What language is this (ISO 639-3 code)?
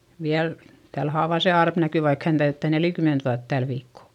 fin